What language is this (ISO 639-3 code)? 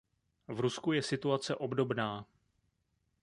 ces